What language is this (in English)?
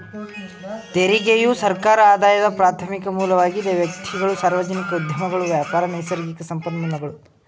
Kannada